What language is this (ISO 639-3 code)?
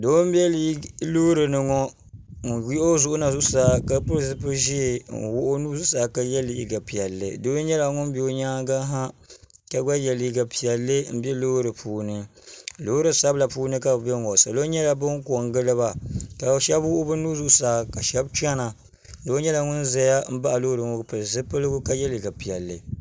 dag